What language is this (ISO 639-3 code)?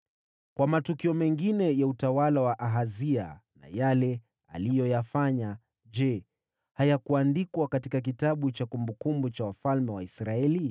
swa